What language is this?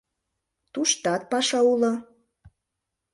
Mari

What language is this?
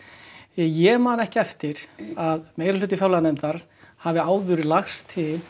Icelandic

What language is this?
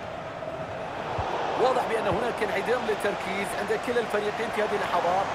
Arabic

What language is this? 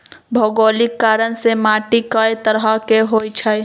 Magahi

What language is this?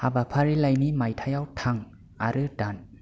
Bodo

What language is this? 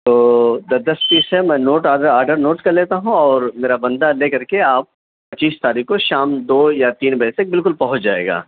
Urdu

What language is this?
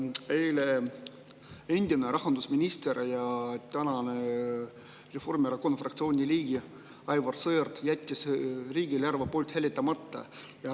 Estonian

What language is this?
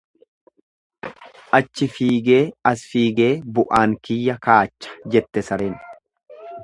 Oromo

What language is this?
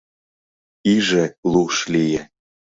Mari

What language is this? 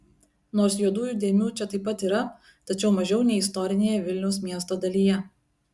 Lithuanian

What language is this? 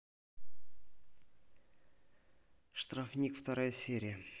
Russian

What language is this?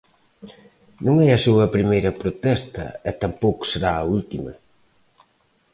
Galician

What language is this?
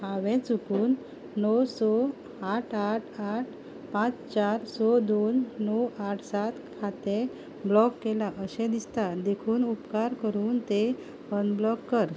Konkani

